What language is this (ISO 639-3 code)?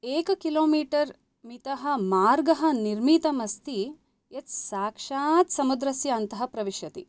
san